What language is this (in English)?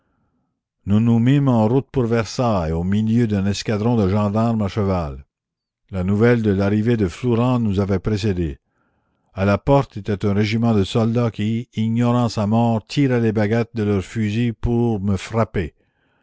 French